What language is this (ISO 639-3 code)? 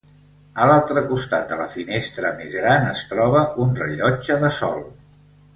cat